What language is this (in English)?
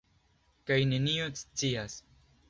Esperanto